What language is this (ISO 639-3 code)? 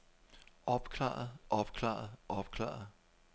dan